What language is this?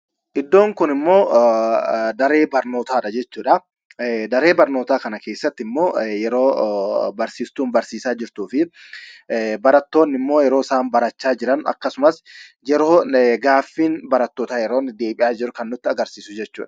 Oromo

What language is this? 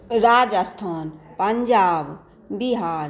Maithili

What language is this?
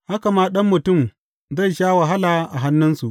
Hausa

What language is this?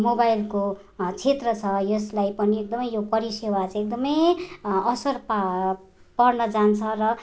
Nepali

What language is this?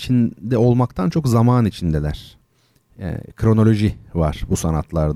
Turkish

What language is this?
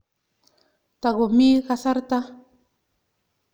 Kalenjin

